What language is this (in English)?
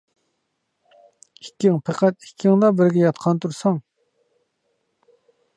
Uyghur